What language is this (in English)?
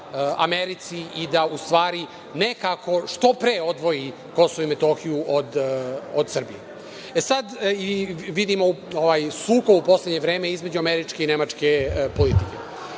Serbian